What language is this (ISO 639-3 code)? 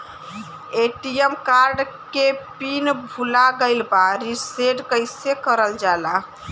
bho